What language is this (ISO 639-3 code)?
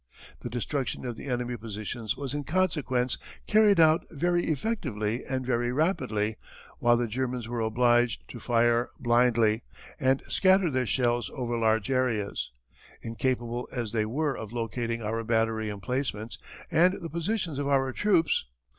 eng